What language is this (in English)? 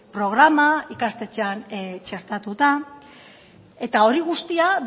Basque